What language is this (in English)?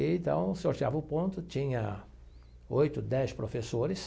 Portuguese